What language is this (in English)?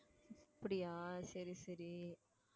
Tamil